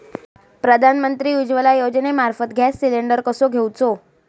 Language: Marathi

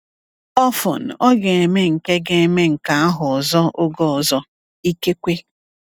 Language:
Igbo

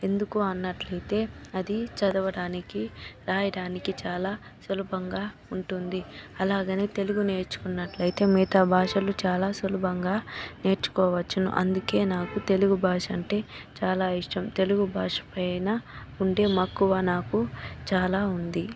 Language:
Telugu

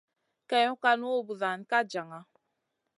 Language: Masana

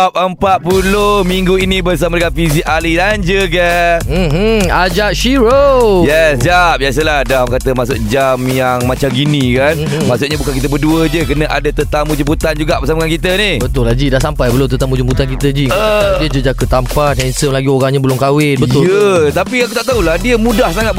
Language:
Malay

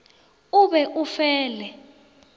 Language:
Northern Sotho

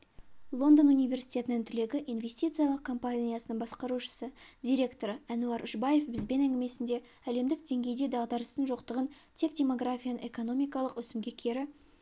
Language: Kazakh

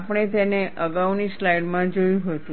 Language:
Gujarati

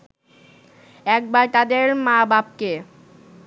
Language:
Bangla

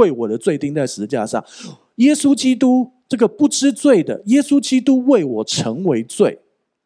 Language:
Chinese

